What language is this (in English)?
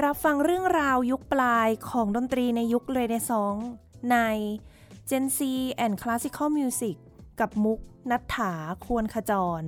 Thai